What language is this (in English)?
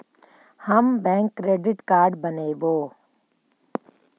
Magahi